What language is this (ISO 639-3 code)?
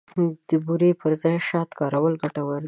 pus